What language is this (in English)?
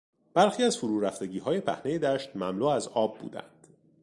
Persian